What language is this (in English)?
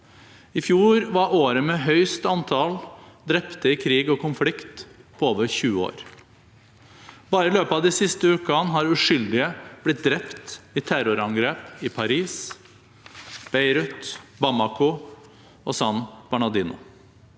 Norwegian